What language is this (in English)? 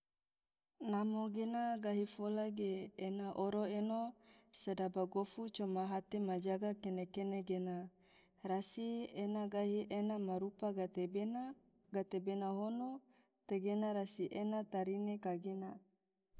Tidore